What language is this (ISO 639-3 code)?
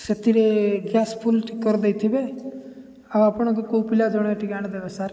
ori